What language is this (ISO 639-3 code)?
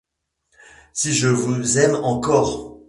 fra